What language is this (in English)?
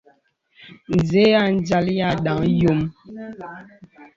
Bebele